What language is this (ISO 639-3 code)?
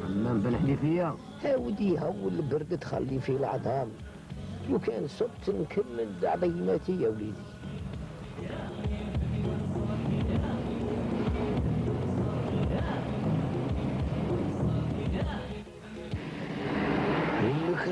ara